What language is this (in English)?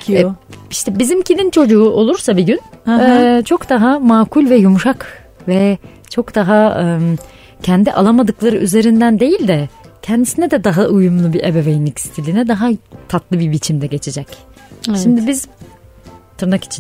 Turkish